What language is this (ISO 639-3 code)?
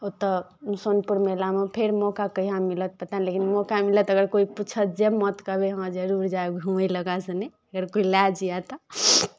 mai